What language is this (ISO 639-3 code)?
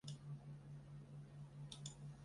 zho